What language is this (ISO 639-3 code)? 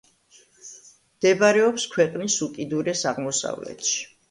kat